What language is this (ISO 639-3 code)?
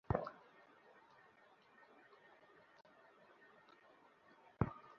ben